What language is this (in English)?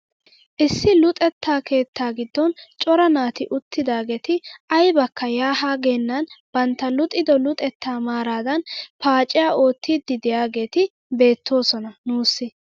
Wolaytta